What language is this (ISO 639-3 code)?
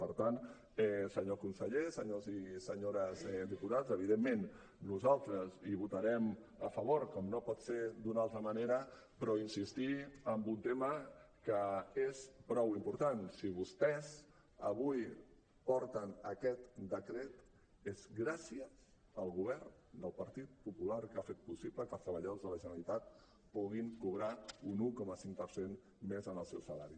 cat